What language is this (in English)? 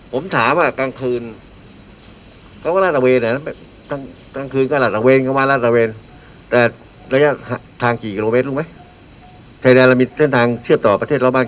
Thai